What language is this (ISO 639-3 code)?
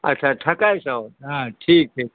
mai